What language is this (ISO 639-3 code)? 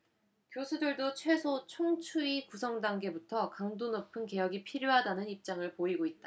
kor